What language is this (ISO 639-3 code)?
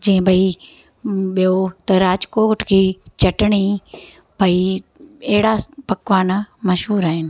snd